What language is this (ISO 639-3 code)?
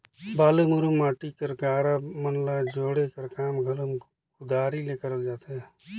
hne